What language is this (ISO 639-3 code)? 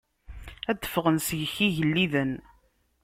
kab